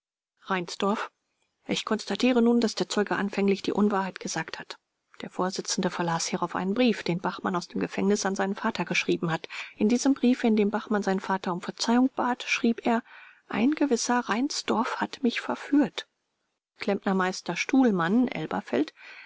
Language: German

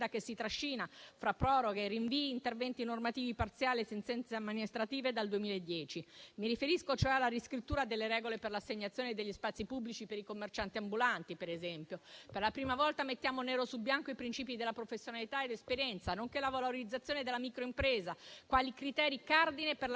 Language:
Italian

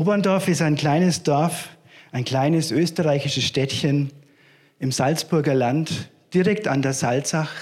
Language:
German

